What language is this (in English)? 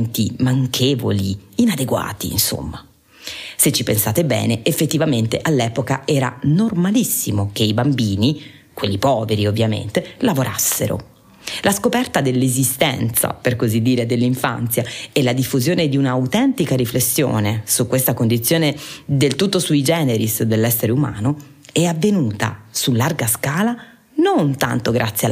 Italian